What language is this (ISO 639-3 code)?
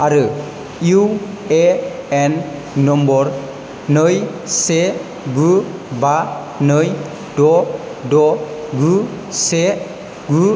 brx